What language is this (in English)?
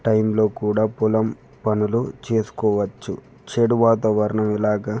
Telugu